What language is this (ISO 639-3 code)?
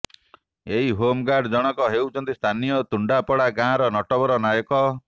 ori